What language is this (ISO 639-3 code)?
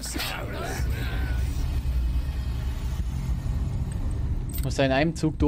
deu